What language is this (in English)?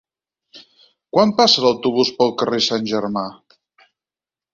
Catalan